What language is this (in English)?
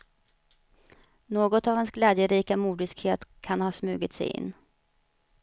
Swedish